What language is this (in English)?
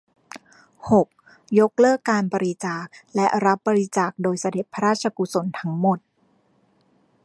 Thai